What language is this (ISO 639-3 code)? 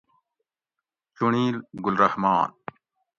gwc